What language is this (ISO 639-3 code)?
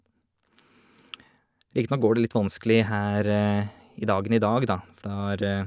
nor